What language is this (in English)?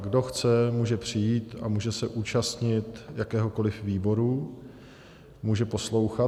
Czech